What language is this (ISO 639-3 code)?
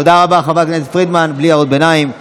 heb